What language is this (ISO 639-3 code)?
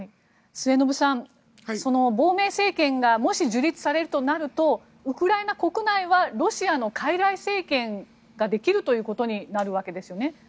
jpn